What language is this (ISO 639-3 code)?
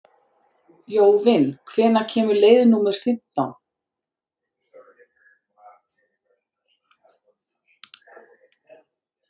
isl